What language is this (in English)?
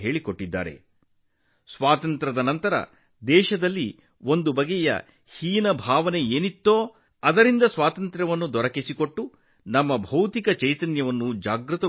Kannada